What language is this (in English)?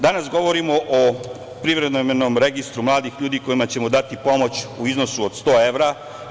Serbian